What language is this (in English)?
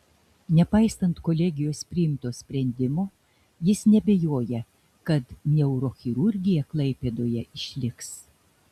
Lithuanian